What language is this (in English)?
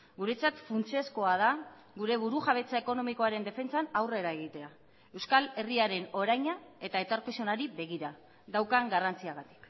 Basque